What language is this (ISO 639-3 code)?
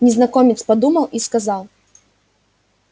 rus